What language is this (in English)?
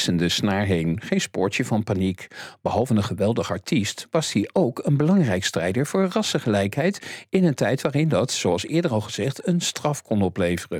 Dutch